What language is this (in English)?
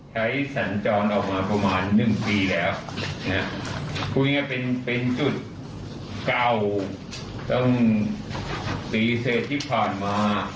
Thai